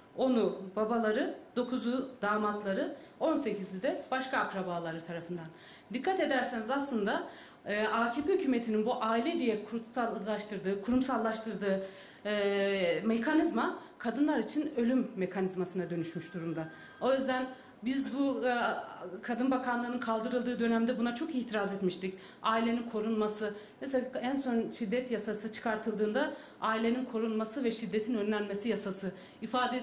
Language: Turkish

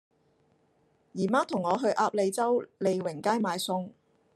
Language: Cantonese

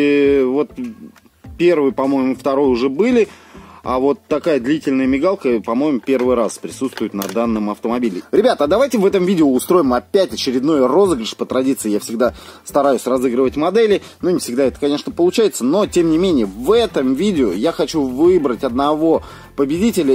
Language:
Russian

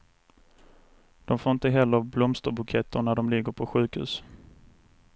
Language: Swedish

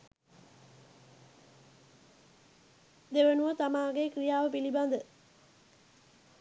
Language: Sinhala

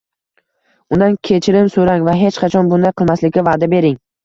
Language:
Uzbek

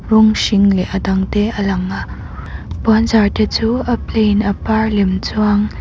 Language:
Mizo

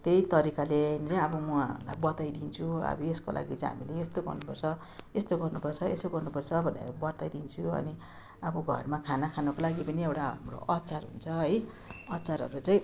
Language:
Nepali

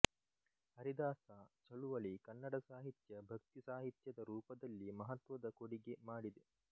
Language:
Kannada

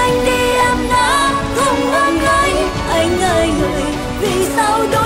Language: Vietnamese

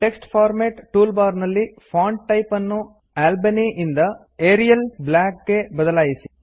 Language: Kannada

